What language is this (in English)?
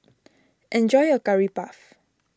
English